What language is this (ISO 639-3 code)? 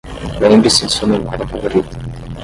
por